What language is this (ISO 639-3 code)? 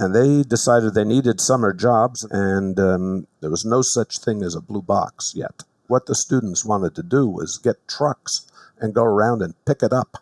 eng